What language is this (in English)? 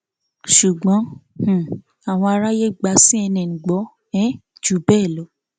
Yoruba